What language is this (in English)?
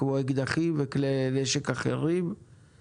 Hebrew